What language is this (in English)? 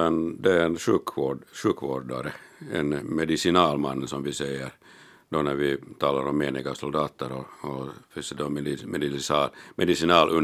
Swedish